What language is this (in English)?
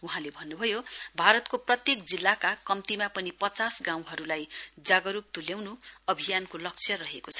Nepali